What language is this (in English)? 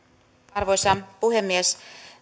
Finnish